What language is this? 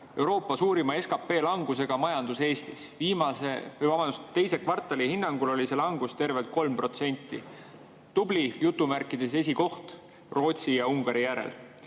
Estonian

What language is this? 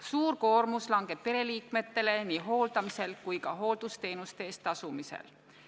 Estonian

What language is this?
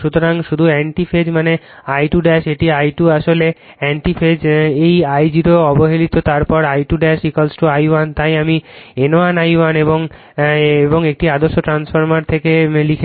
Bangla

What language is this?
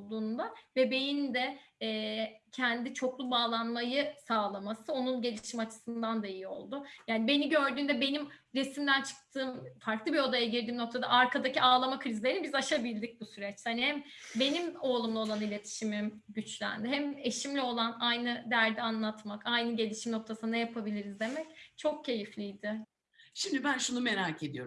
Turkish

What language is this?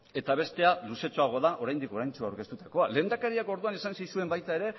Basque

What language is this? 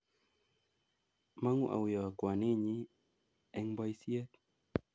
Kalenjin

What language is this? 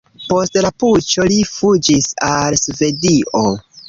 Esperanto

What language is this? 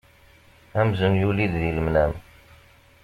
Kabyle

